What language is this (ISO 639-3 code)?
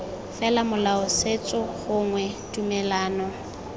tsn